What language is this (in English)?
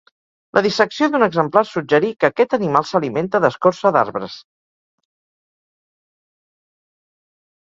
Catalan